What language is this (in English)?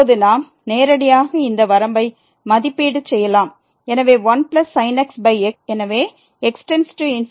Tamil